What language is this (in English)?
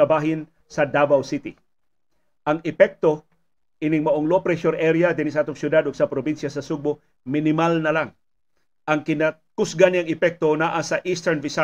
Filipino